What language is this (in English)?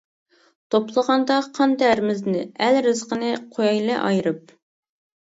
Uyghur